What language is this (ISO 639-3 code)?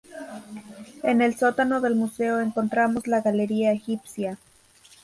spa